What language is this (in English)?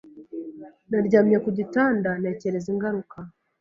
Kinyarwanda